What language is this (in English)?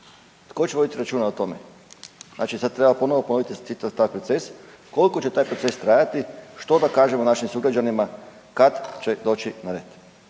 Croatian